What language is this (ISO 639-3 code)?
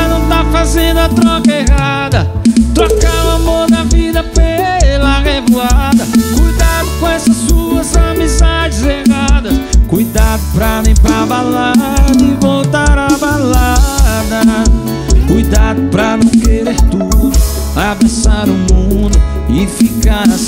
por